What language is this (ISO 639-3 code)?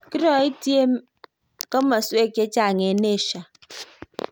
kln